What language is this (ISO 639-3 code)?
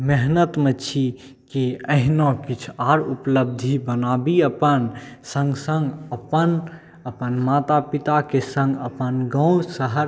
mai